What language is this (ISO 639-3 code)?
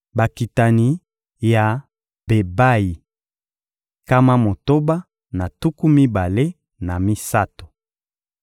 lin